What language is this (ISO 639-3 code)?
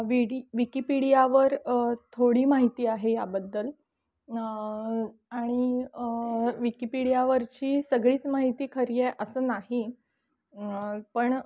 mar